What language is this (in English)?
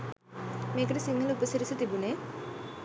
Sinhala